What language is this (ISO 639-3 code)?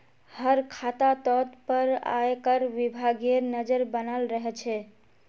mag